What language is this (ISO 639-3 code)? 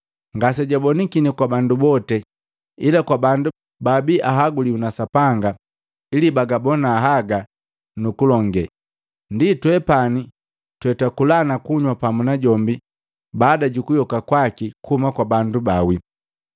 mgv